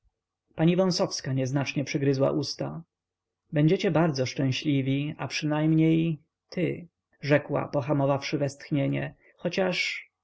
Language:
Polish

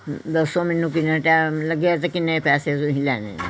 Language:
Punjabi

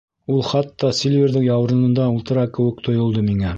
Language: Bashkir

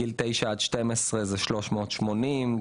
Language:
Hebrew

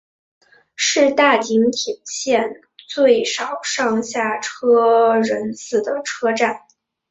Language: Chinese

